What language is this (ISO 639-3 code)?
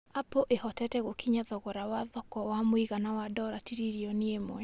kik